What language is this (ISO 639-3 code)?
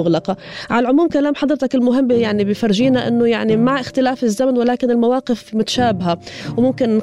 ara